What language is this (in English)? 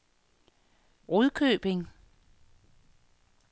Danish